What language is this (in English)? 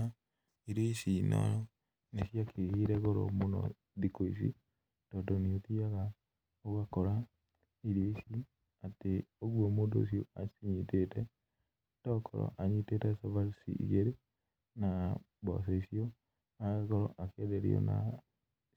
Kikuyu